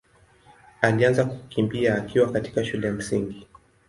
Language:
Swahili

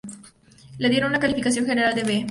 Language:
Spanish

